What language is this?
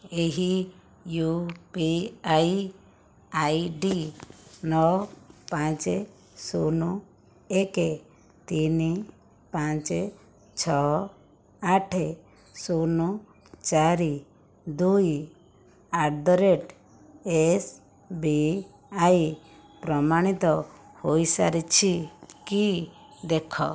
Odia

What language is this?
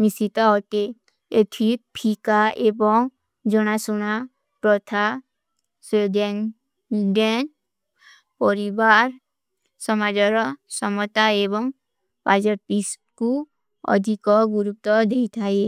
Kui (India)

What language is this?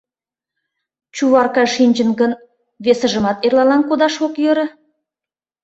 Mari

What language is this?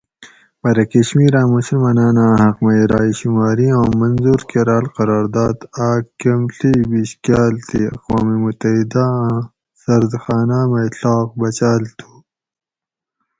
Gawri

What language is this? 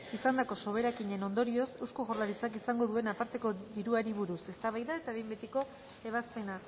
Basque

